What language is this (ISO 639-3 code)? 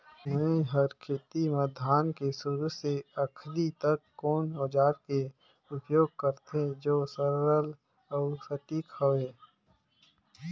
hne